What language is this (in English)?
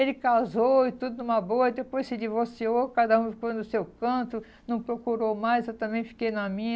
Portuguese